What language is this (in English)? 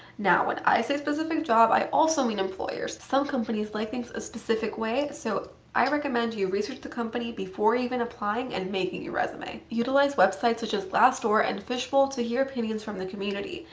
English